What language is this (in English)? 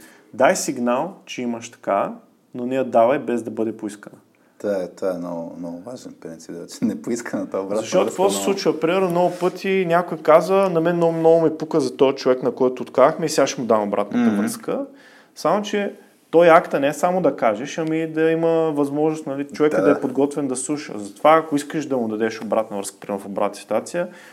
Bulgarian